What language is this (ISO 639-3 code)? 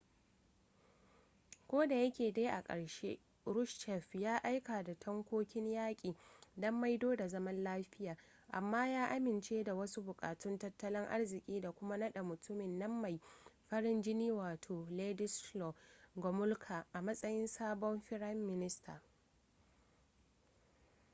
hau